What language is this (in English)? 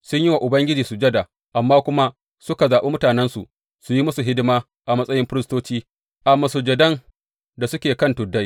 Hausa